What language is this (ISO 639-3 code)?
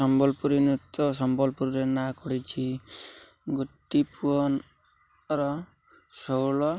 ori